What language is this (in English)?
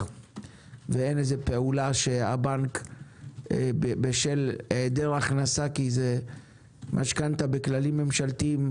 Hebrew